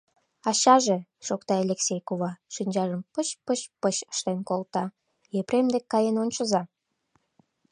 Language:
Mari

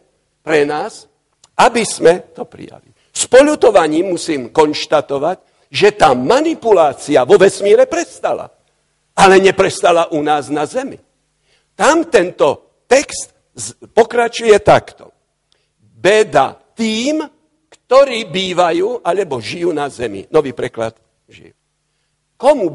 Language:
Slovak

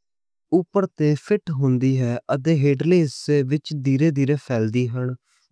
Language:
Western Panjabi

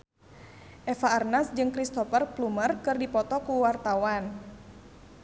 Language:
Sundanese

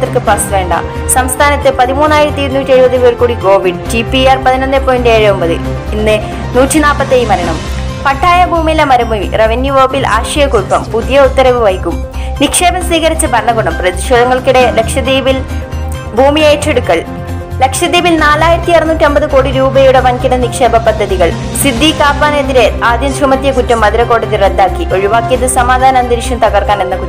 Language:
Malayalam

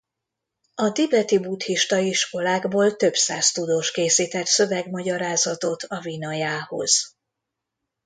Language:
Hungarian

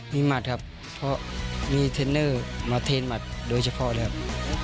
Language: Thai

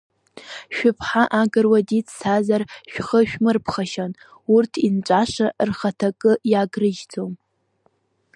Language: Abkhazian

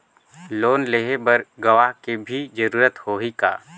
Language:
Chhattisgarhi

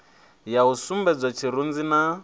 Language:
Venda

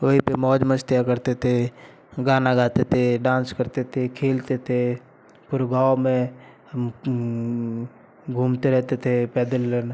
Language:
Hindi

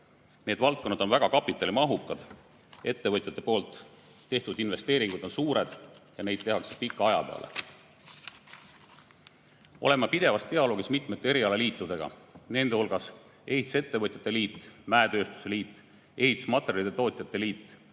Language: Estonian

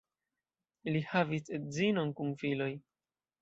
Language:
Esperanto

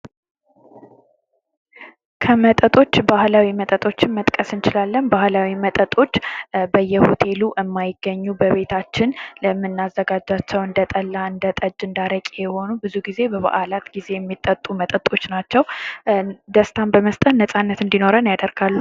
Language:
Amharic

